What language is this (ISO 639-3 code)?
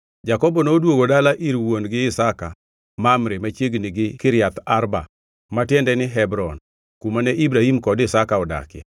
luo